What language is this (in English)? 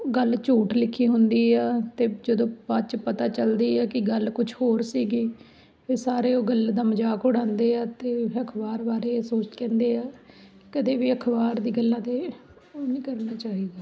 Punjabi